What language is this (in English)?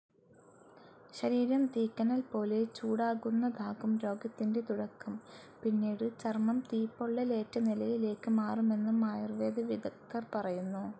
Malayalam